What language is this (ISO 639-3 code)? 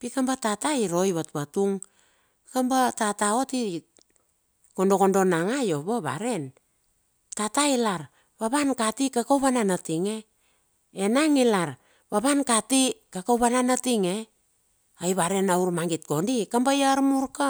bxf